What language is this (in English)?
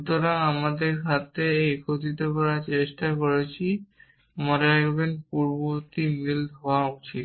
Bangla